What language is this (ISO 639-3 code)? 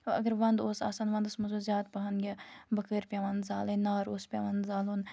kas